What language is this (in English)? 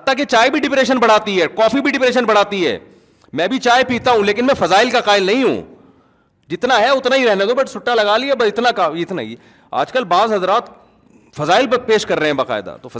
Urdu